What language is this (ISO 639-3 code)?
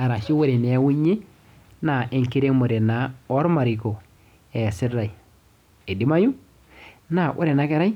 mas